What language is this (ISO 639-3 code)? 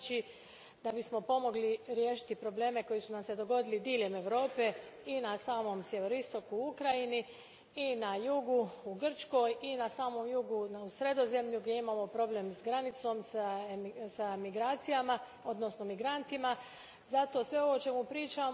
hrv